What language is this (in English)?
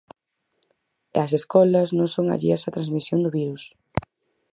Galician